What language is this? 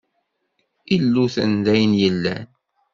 Kabyle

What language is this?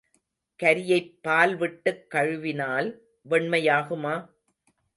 Tamil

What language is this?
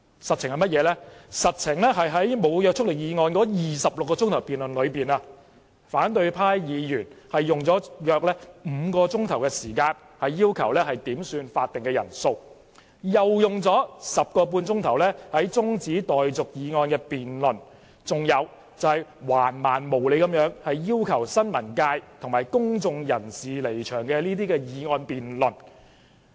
Cantonese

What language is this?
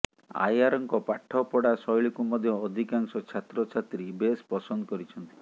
Odia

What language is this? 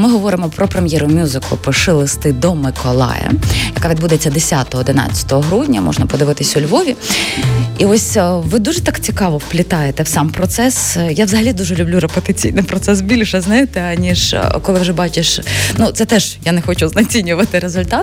Ukrainian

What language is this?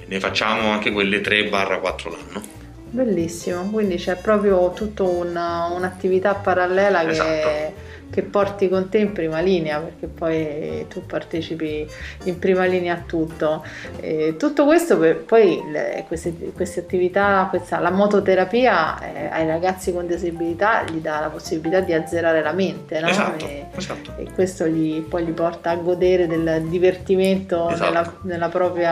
Italian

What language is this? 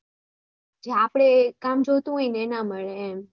Gujarati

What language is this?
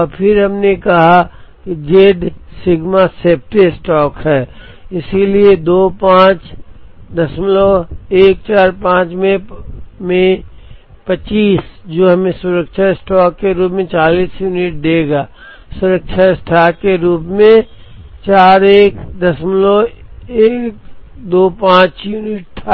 Hindi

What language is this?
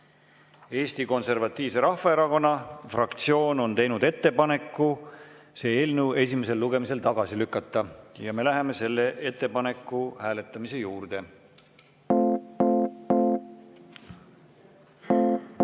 Estonian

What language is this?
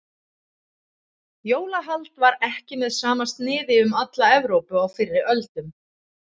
Icelandic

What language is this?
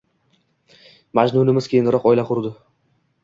Uzbek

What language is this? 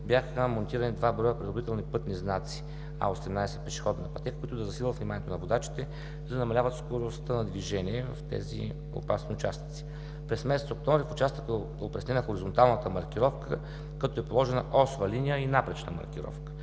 Bulgarian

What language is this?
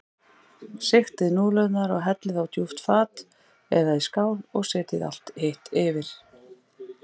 Icelandic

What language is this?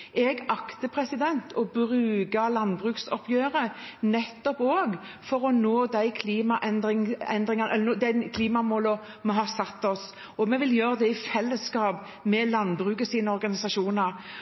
Norwegian Bokmål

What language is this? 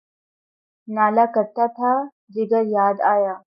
Urdu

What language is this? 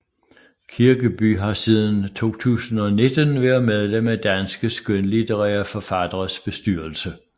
Danish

